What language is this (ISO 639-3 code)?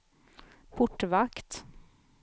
swe